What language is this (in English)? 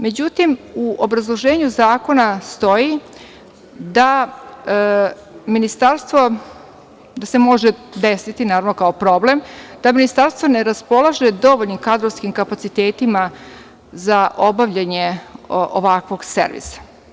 Serbian